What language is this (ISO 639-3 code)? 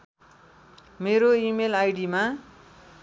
nep